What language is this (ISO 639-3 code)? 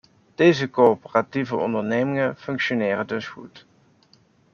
nld